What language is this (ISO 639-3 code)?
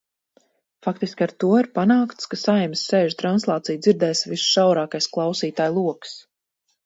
lav